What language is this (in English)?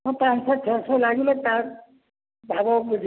Odia